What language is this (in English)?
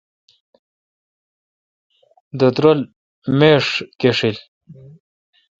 Kalkoti